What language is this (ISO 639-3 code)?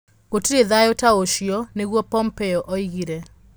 kik